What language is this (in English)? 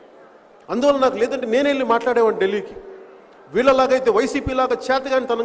Telugu